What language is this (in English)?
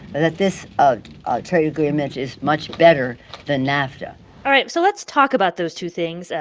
English